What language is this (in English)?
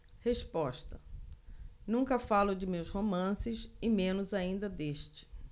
Portuguese